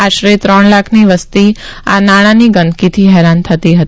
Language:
Gujarati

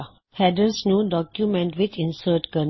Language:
Punjabi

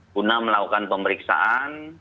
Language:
Indonesian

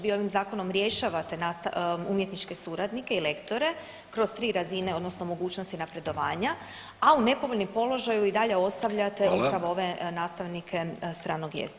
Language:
Croatian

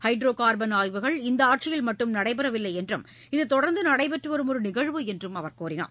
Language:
Tamil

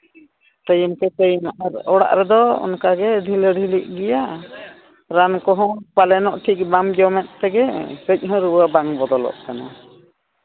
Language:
Santali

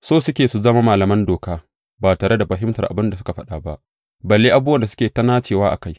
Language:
Hausa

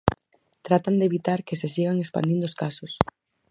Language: Galician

